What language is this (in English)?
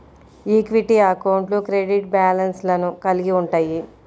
Telugu